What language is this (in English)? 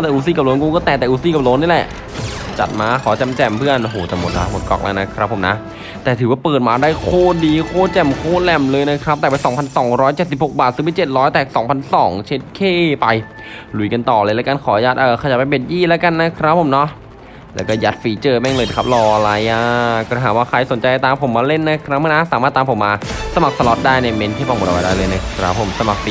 Thai